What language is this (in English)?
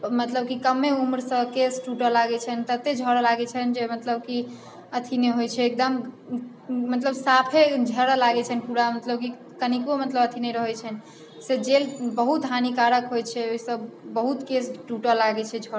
Maithili